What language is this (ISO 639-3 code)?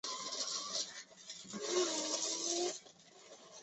zho